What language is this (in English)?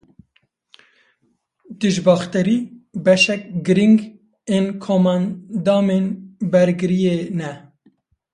Kurdish